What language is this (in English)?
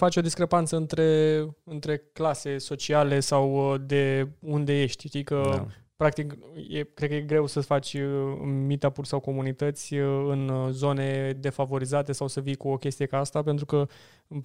Romanian